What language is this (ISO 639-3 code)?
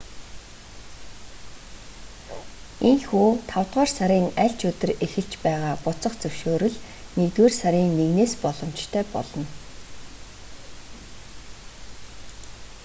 mon